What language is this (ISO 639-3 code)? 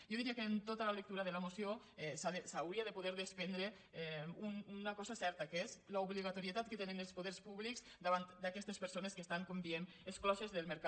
cat